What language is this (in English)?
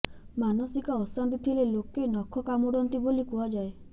Odia